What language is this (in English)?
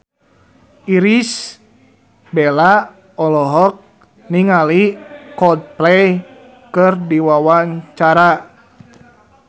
Sundanese